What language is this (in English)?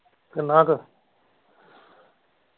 Punjabi